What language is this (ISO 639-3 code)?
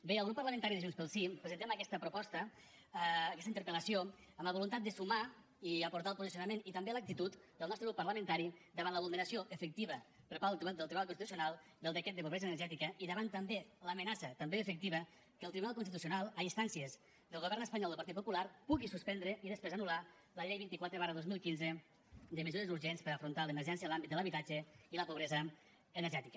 cat